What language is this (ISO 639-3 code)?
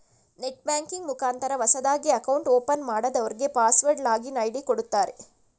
kan